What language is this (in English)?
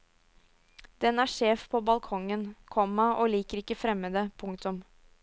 Norwegian